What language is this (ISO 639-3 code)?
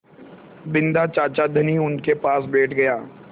hin